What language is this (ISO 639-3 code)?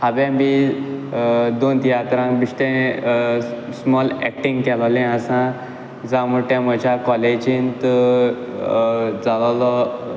kok